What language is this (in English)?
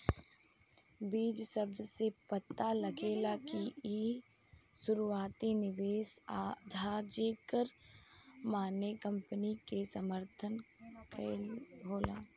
Bhojpuri